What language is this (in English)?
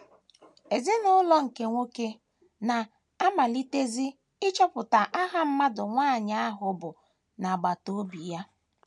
Igbo